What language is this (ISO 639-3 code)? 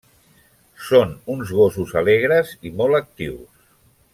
cat